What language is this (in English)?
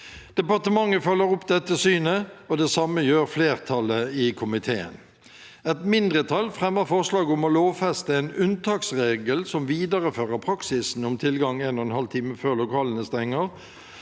Norwegian